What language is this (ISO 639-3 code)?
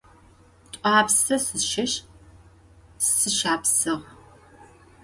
ady